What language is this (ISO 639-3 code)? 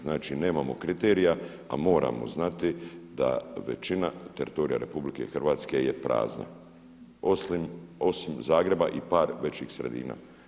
hrv